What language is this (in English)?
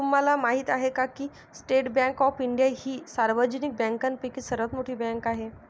Marathi